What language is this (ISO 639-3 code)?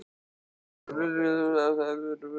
isl